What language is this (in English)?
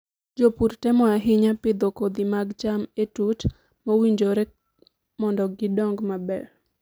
Luo (Kenya and Tanzania)